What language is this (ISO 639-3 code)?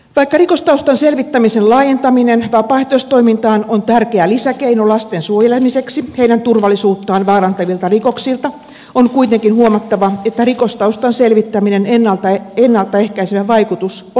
fin